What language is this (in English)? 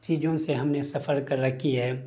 Urdu